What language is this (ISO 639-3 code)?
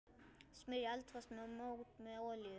isl